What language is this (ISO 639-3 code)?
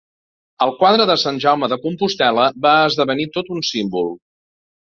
cat